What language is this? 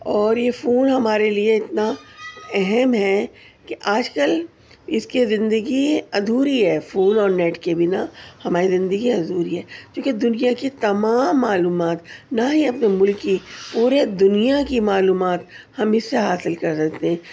Urdu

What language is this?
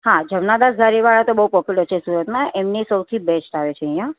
Gujarati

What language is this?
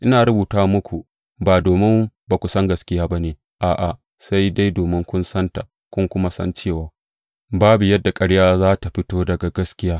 Hausa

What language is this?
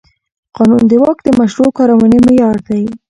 Pashto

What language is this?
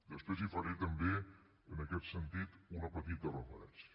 Catalan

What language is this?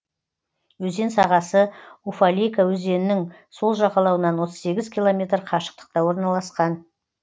Kazakh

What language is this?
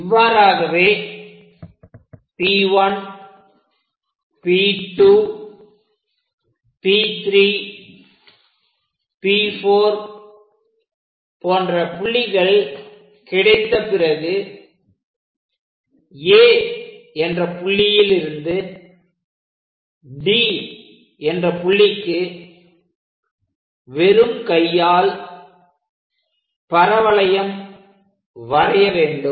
Tamil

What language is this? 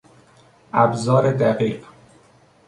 Persian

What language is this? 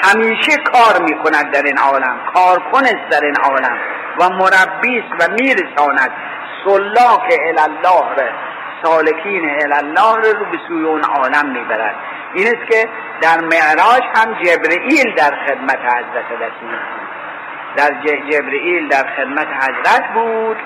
Persian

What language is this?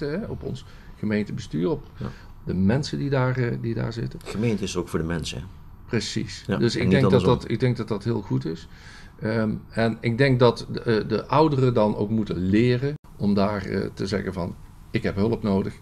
Dutch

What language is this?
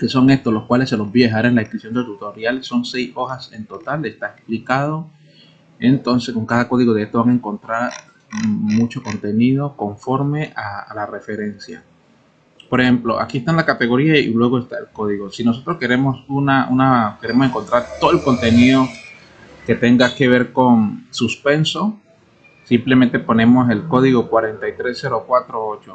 Spanish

